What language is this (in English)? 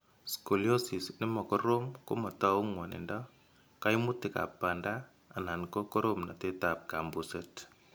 Kalenjin